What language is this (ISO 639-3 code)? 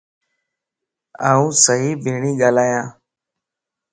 lss